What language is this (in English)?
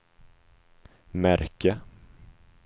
Swedish